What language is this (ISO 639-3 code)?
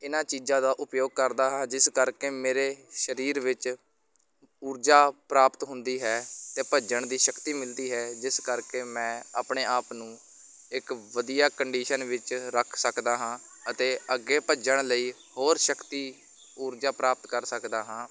pan